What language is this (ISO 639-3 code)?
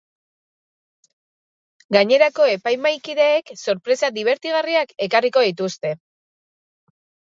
eus